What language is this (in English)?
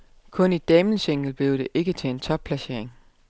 Danish